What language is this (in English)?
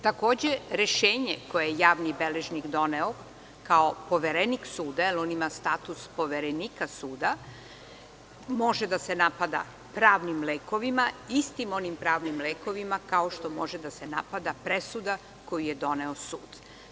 Serbian